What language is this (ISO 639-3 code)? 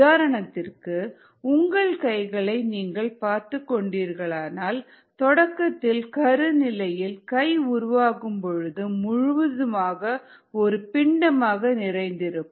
tam